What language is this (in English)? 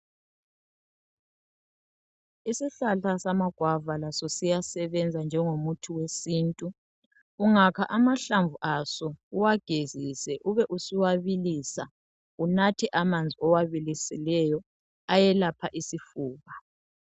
North Ndebele